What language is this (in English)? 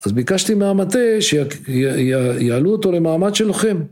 Hebrew